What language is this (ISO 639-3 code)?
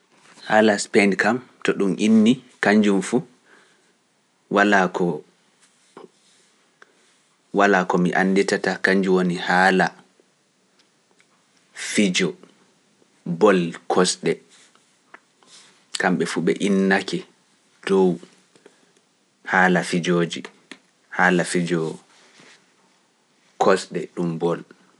fuf